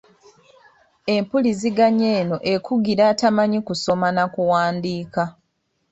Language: Ganda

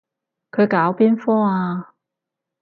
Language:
Cantonese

